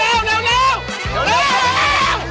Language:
Thai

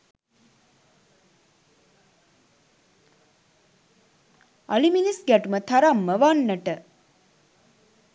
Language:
Sinhala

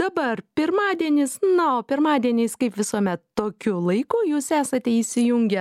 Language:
Lithuanian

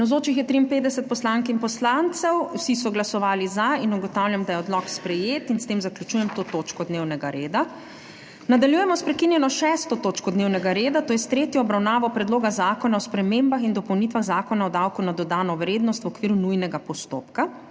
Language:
Slovenian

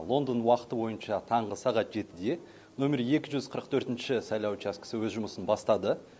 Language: Kazakh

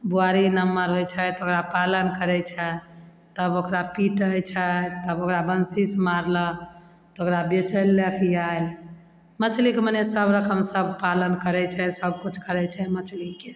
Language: Maithili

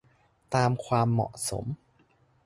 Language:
Thai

